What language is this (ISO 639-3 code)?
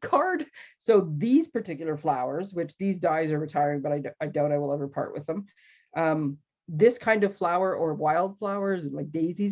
eng